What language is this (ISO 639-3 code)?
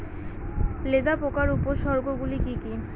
ben